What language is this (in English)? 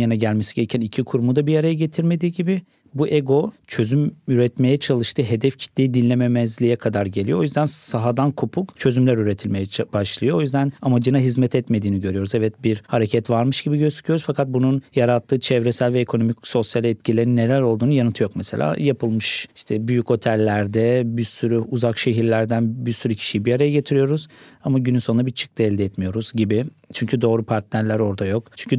Turkish